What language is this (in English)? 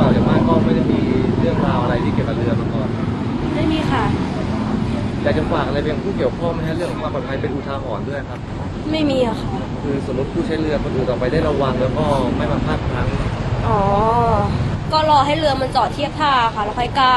Thai